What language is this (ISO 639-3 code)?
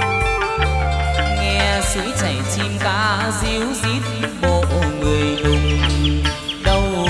vie